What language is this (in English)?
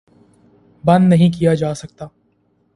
Urdu